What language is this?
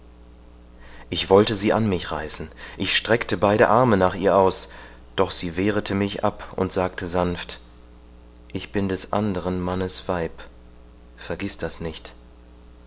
German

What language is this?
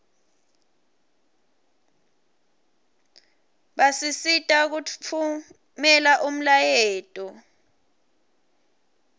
Swati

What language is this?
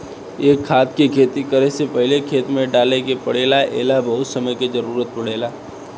Bhojpuri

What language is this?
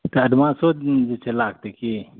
Maithili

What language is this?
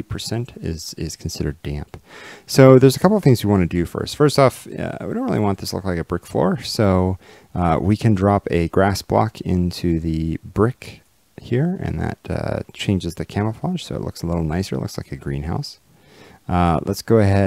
English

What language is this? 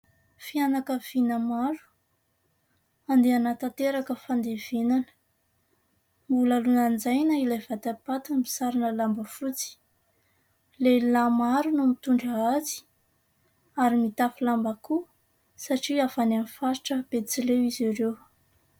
Malagasy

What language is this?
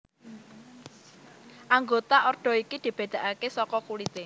Javanese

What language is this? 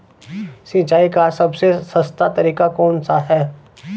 Hindi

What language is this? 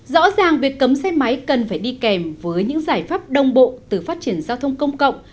Vietnamese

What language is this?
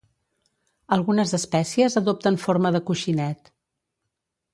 Catalan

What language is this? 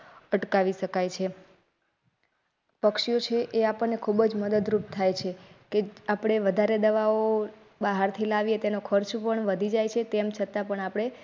Gujarati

